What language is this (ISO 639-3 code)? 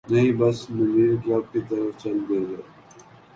urd